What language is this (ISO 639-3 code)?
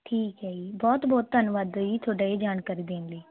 pan